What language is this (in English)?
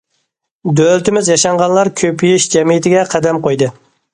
Uyghur